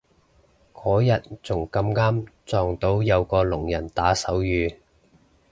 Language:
Cantonese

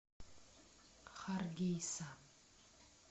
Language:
Russian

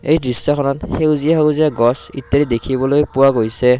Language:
Assamese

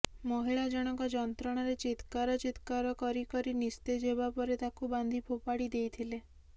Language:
Odia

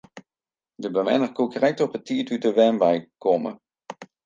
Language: Western Frisian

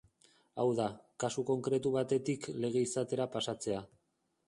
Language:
Basque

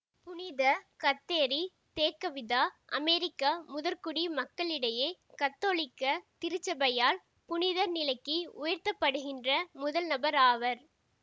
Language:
Tamil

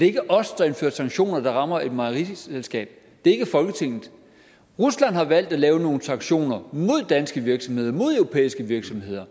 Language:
Danish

